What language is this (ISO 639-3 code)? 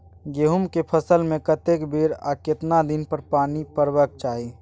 mai